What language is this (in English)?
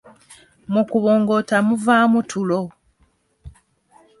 Ganda